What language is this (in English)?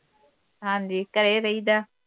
Punjabi